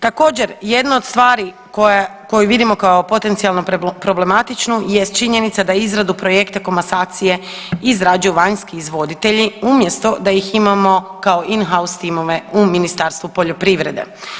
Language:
Croatian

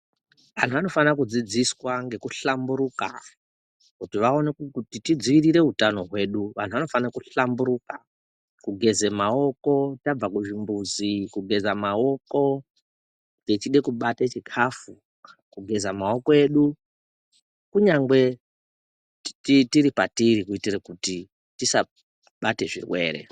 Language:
Ndau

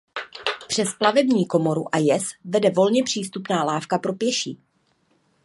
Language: Czech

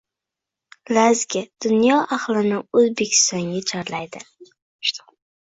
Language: Uzbek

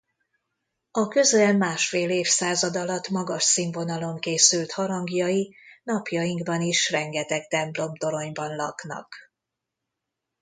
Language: Hungarian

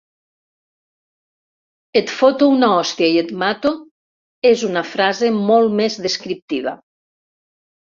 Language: Catalan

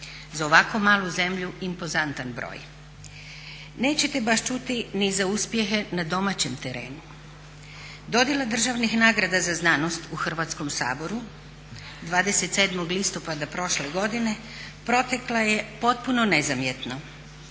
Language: Croatian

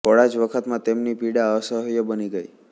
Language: Gujarati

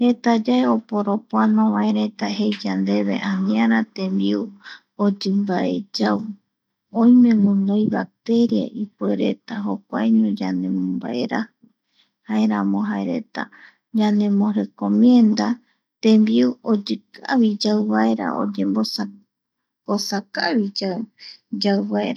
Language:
Eastern Bolivian Guaraní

